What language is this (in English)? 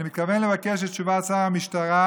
Hebrew